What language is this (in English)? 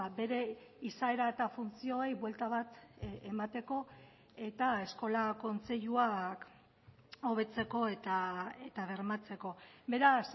Basque